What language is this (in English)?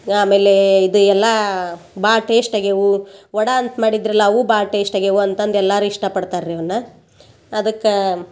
Kannada